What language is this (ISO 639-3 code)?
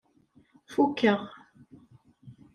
kab